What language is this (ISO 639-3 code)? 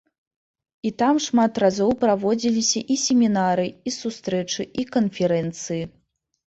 bel